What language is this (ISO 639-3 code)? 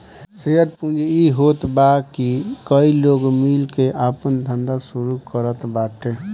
bho